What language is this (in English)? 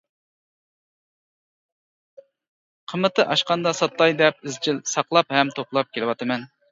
Uyghur